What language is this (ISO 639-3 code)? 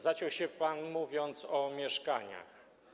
pol